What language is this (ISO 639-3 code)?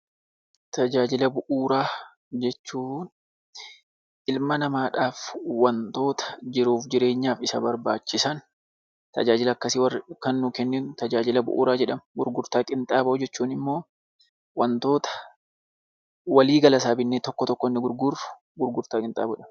orm